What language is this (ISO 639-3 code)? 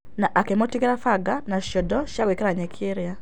kik